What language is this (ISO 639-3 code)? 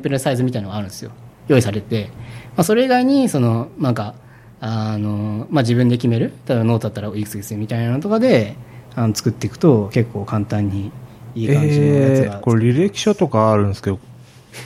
jpn